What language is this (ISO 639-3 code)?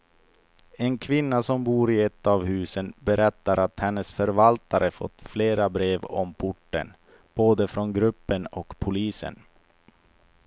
swe